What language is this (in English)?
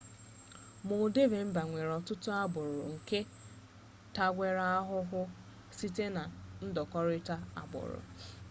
Igbo